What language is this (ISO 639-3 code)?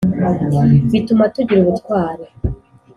kin